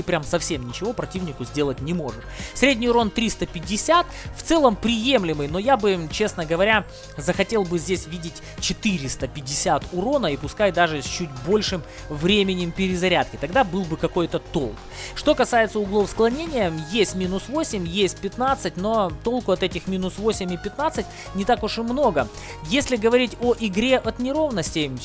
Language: Russian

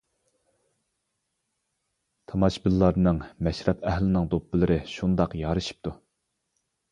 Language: Uyghur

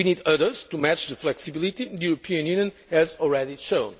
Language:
English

